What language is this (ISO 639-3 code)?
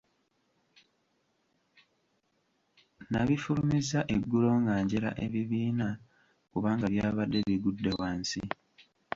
lug